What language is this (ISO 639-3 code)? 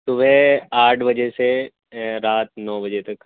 urd